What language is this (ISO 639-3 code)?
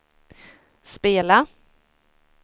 swe